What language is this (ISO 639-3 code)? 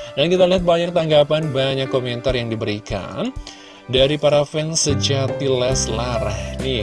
ind